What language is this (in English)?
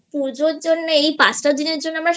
Bangla